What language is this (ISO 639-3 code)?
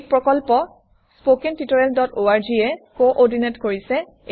asm